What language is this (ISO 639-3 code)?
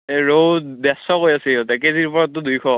asm